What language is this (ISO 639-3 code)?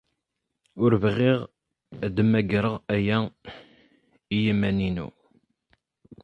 kab